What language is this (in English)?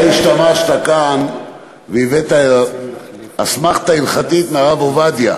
Hebrew